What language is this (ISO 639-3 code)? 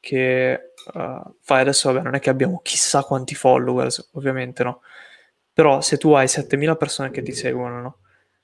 ita